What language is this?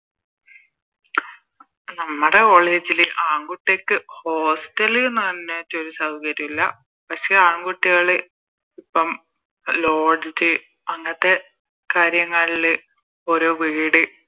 Malayalam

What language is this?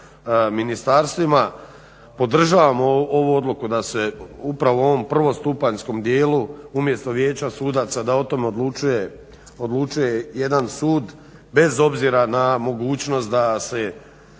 Croatian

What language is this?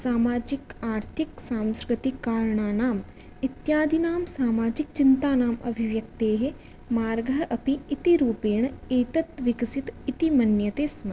Sanskrit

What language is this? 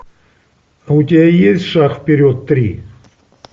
Russian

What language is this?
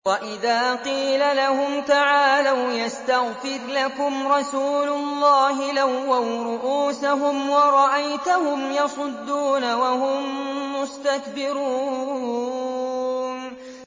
Arabic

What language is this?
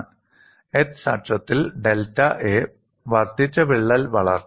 Malayalam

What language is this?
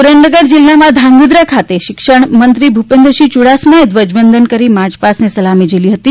Gujarati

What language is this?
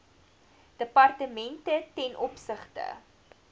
Afrikaans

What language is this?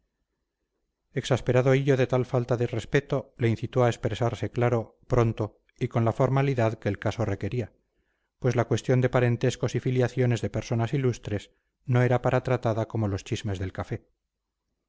Spanish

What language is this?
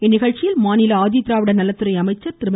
Tamil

